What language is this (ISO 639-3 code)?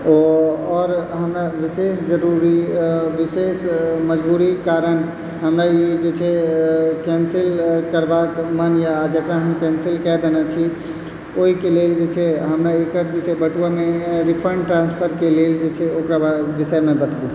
mai